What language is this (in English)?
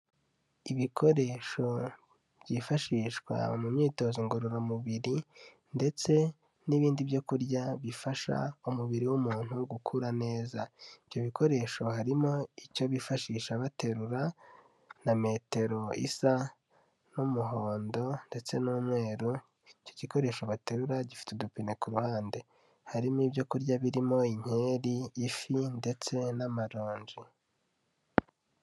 Kinyarwanda